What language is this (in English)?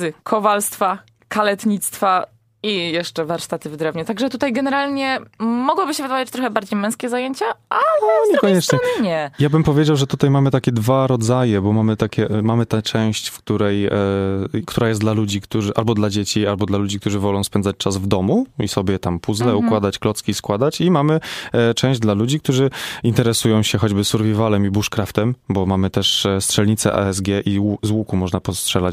Polish